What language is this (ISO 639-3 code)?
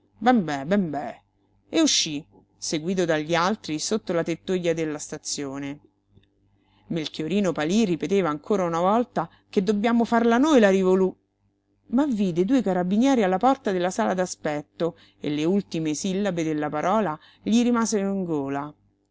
ita